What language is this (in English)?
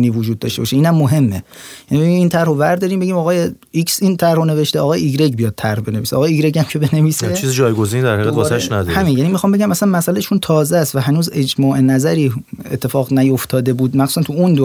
Persian